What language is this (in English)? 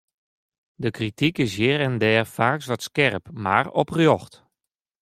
Western Frisian